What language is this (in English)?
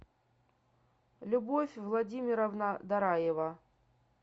Russian